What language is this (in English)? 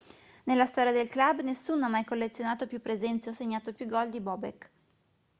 Italian